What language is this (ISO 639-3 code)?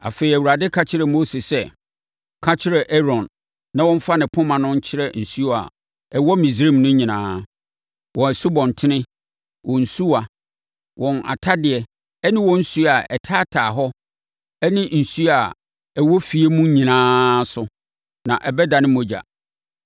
aka